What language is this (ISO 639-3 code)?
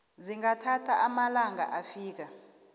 nbl